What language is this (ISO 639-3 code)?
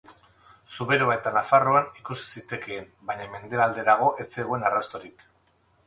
eus